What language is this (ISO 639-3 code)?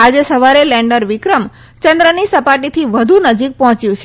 guj